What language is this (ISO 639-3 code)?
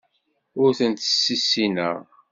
kab